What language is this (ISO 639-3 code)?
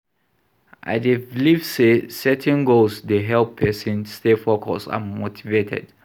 pcm